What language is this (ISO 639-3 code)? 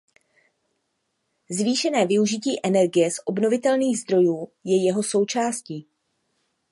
ces